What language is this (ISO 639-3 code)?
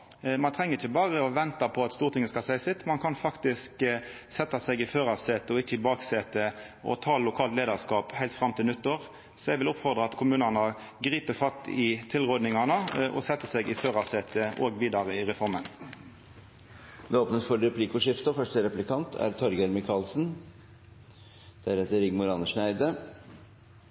nor